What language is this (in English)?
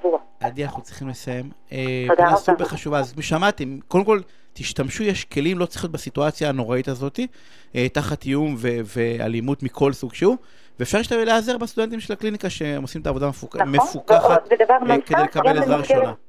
Hebrew